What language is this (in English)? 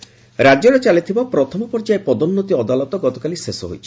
Odia